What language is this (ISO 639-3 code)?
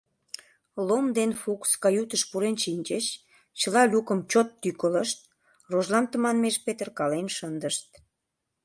chm